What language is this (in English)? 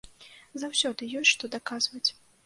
Belarusian